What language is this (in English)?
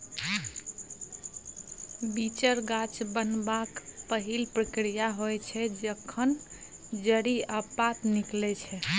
Maithili